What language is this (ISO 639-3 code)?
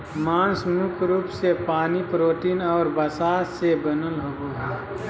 mag